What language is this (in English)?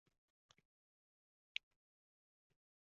Uzbek